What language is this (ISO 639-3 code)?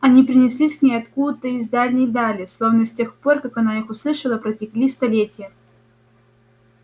rus